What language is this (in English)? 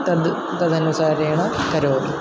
Sanskrit